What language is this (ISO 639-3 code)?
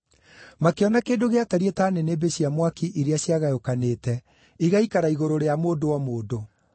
kik